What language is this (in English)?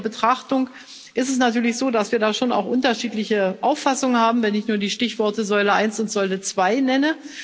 German